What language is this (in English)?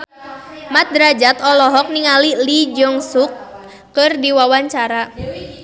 Sundanese